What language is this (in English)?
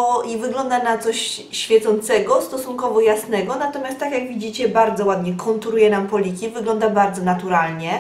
Polish